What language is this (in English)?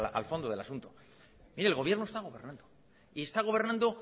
Spanish